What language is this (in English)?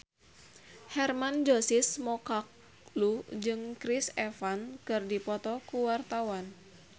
Sundanese